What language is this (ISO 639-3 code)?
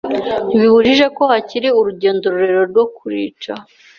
kin